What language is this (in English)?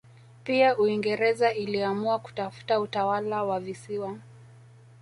Swahili